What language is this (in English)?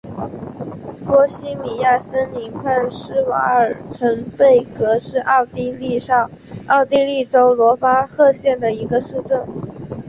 Chinese